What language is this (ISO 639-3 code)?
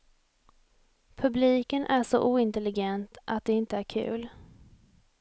swe